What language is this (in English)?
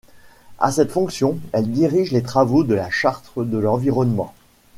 French